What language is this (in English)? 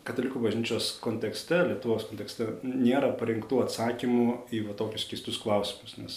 Lithuanian